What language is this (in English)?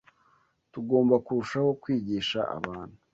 Kinyarwanda